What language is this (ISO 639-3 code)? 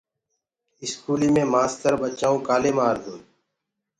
ggg